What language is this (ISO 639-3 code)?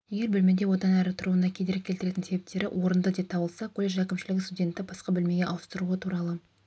kaz